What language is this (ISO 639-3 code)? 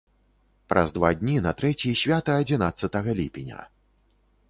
bel